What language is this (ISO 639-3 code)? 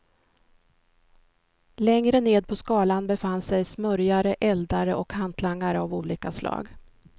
swe